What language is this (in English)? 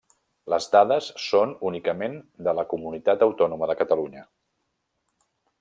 Catalan